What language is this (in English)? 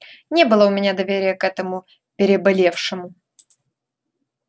Russian